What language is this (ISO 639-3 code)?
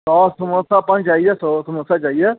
pan